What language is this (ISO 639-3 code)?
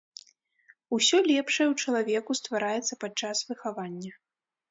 bel